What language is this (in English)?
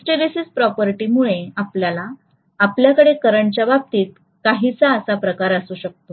Marathi